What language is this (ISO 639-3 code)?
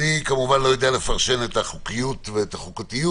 heb